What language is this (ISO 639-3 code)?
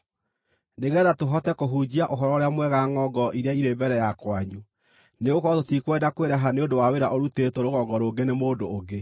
kik